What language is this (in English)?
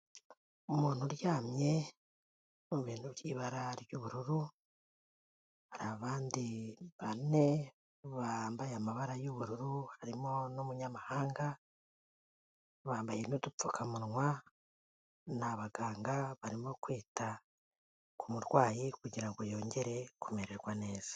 Kinyarwanda